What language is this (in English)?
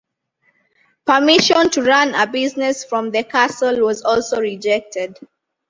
English